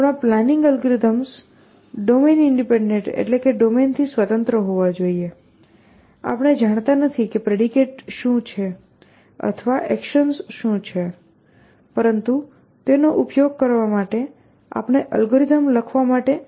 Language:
Gujarati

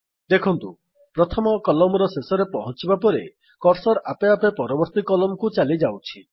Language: Odia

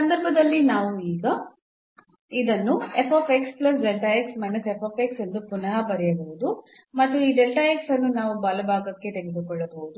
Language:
Kannada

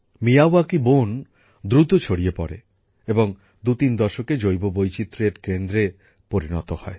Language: Bangla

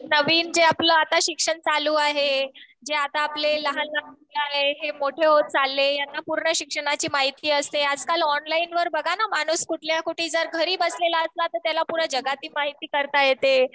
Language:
Marathi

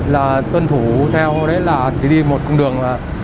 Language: Vietnamese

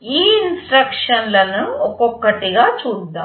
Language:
Telugu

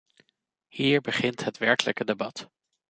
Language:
Dutch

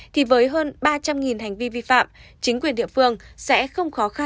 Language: Vietnamese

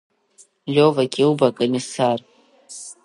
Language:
Abkhazian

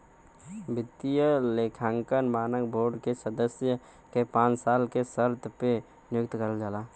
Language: Bhojpuri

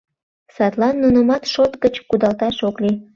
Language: Mari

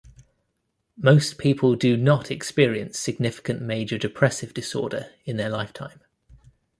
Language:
English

